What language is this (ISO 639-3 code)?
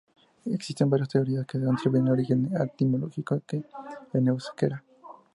spa